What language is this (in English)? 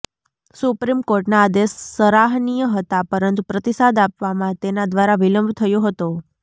Gujarati